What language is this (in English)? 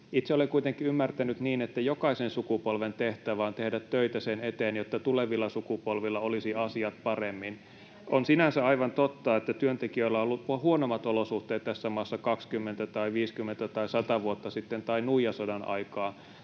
Finnish